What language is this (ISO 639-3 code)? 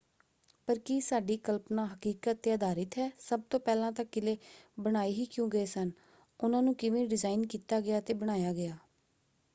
pan